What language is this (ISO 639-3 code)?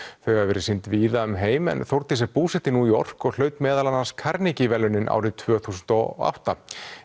isl